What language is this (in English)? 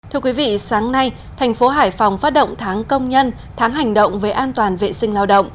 Vietnamese